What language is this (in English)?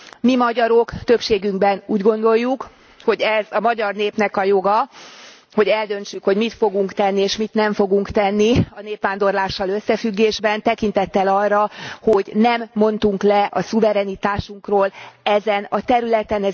Hungarian